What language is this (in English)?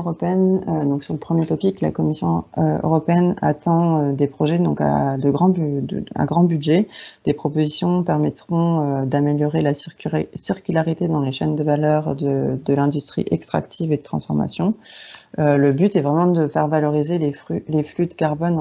French